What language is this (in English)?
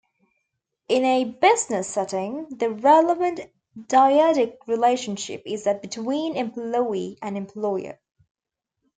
English